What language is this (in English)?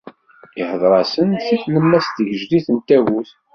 Kabyle